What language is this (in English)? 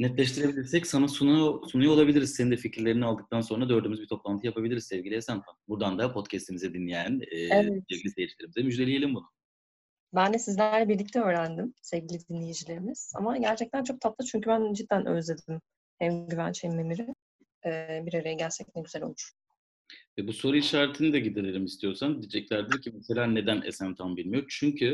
Turkish